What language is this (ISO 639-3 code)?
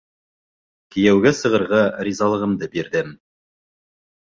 bak